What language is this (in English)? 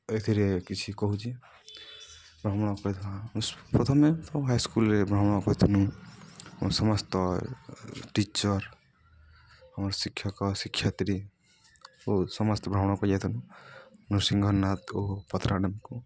Odia